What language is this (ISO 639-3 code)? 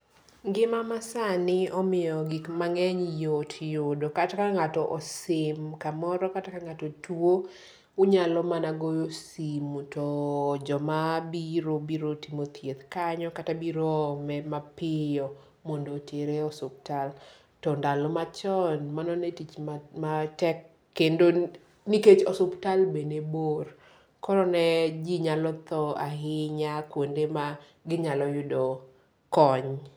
luo